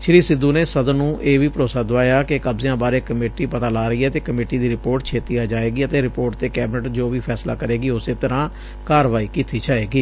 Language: Punjabi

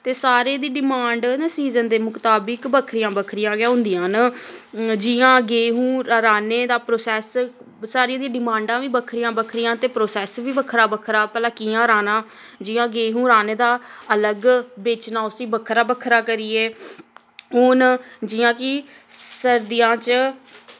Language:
Dogri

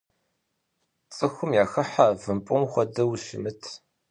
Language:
Kabardian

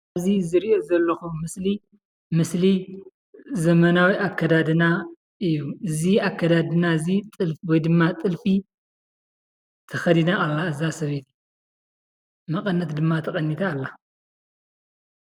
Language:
Tigrinya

